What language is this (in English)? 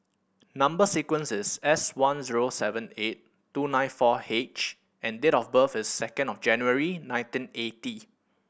English